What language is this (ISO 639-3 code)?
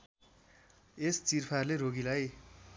nep